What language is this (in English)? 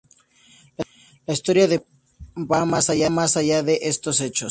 Spanish